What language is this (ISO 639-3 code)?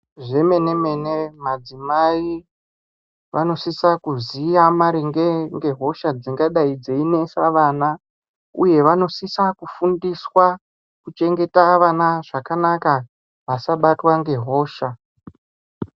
ndc